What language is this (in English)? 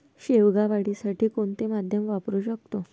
Marathi